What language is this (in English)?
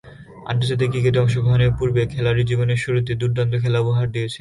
Bangla